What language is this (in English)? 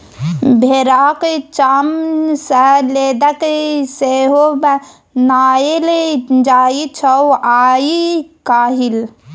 Maithili